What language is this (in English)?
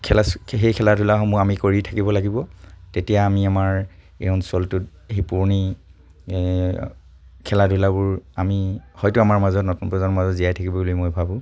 Assamese